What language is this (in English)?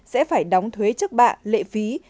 Vietnamese